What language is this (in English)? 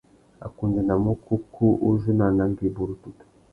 Tuki